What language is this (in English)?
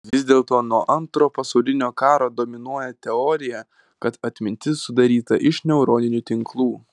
Lithuanian